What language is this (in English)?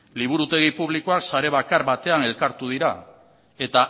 Basque